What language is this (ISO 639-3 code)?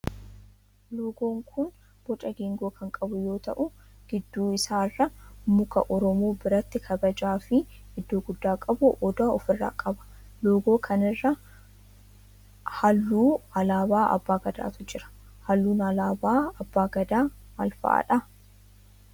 orm